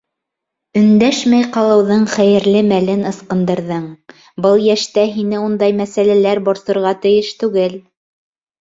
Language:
Bashkir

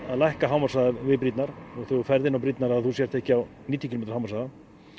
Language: Icelandic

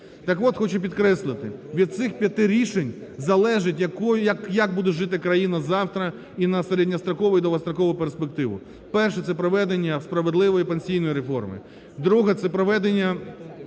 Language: Ukrainian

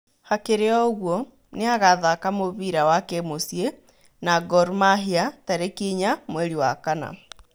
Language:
Kikuyu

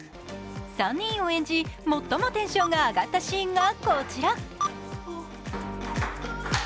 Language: Japanese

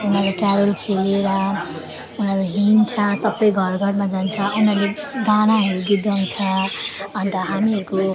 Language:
Nepali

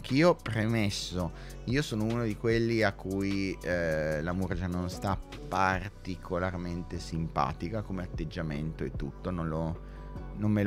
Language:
Italian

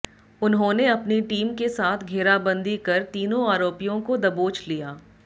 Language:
Hindi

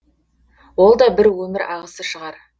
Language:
Kazakh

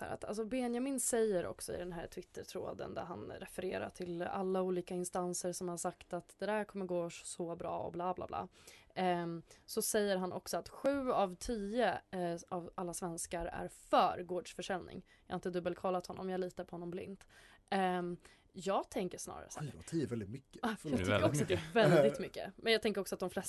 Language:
Swedish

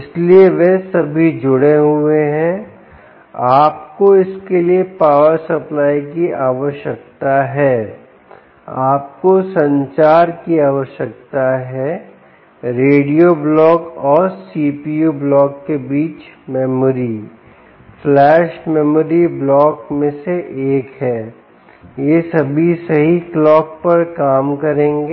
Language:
Hindi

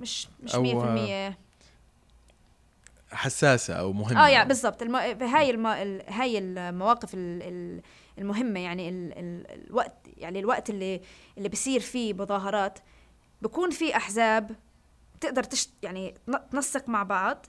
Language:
Arabic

